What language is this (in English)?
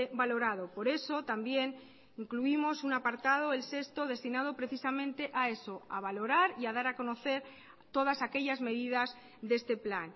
Spanish